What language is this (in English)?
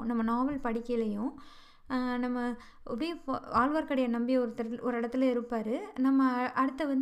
Tamil